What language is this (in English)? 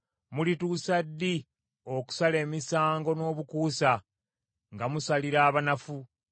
Ganda